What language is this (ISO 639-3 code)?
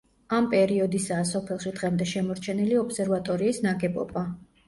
kat